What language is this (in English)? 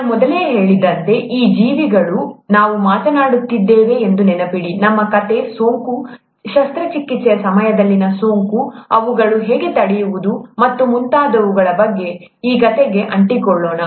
Kannada